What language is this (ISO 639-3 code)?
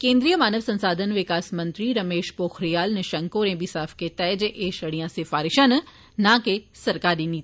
doi